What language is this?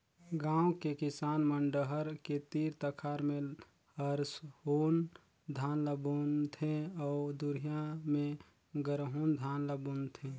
Chhattisgarhi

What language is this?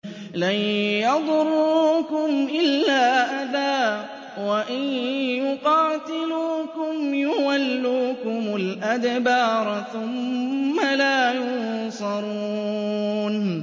Arabic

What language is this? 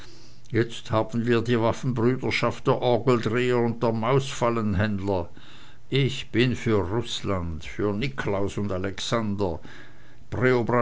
German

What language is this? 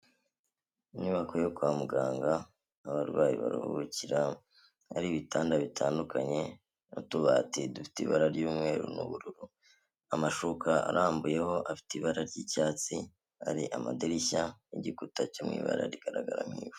Kinyarwanda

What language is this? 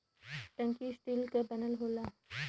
Bhojpuri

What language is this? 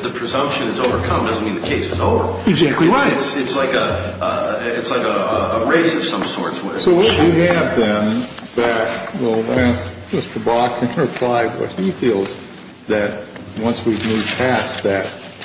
English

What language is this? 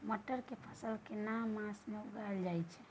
Maithili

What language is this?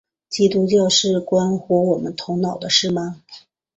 Chinese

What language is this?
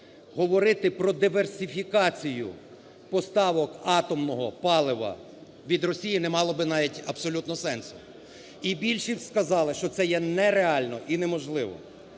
Ukrainian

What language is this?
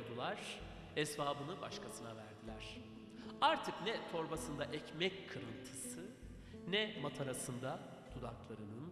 Turkish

